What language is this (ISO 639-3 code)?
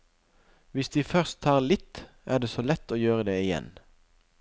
nor